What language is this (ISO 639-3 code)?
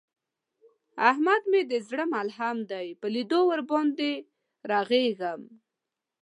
pus